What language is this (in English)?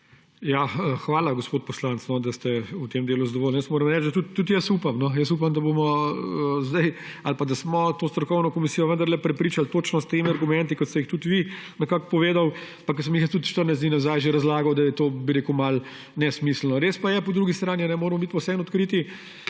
Slovenian